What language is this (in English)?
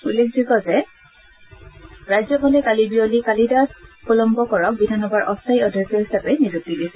Assamese